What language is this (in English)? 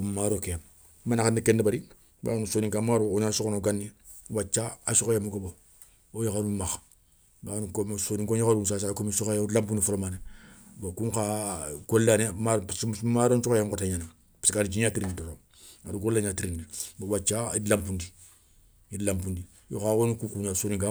Soninke